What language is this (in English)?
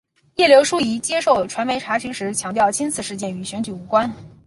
Chinese